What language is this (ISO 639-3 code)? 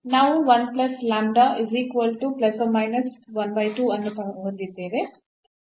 kan